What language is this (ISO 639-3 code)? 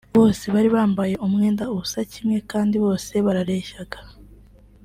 kin